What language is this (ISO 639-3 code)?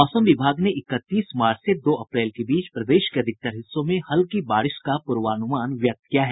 hin